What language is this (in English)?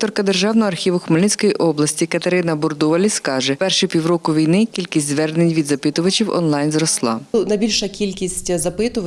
Ukrainian